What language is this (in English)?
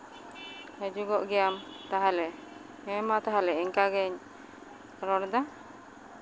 Santali